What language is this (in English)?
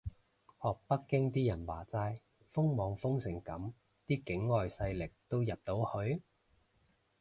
Cantonese